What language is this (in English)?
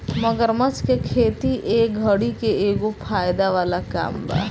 Bhojpuri